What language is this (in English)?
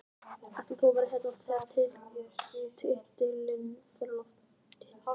Icelandic